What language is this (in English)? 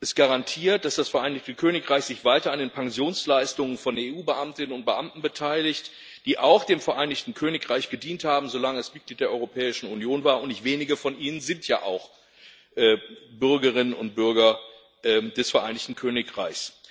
German